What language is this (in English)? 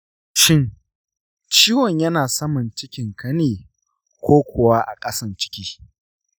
Hausa